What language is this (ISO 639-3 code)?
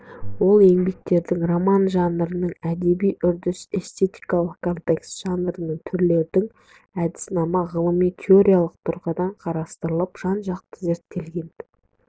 kaz